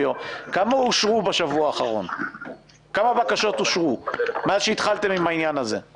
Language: Hebrew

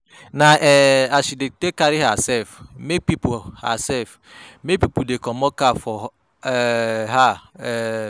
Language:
Nigerian Pidgin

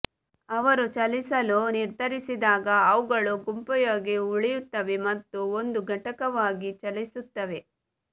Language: Kannada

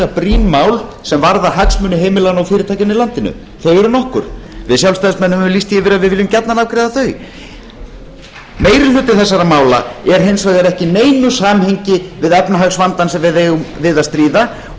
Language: Icelandic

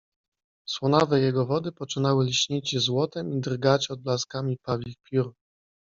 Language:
Polish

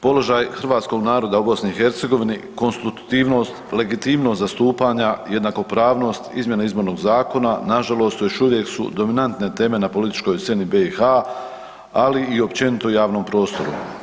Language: Croatian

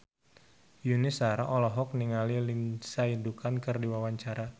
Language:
Sundanese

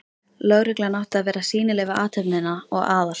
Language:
Icelandic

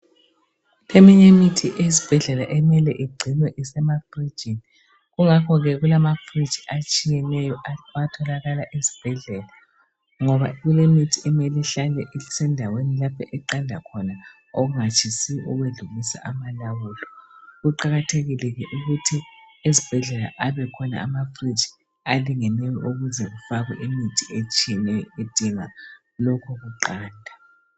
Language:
North Ndebele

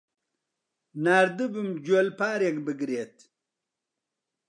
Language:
Central Kurdish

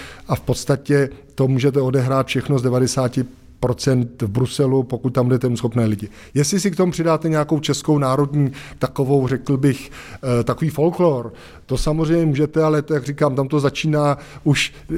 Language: Czech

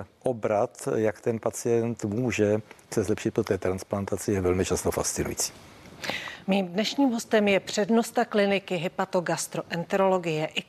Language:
Czech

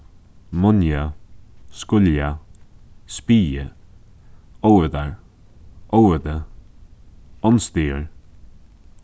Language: Faroese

